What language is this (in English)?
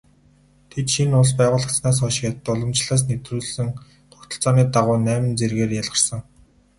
Mongolian